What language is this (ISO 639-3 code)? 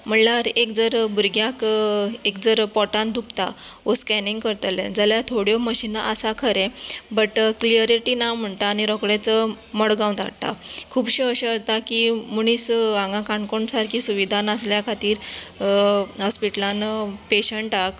kok